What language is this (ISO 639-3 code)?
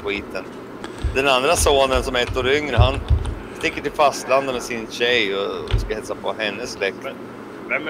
swe